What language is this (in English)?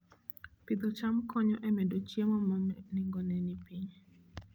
Luo (Kenya and Tanzania)